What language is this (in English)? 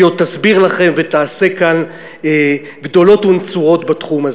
Hebrew